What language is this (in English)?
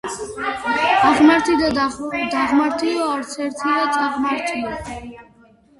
Georgian